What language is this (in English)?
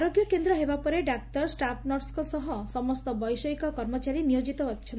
Odia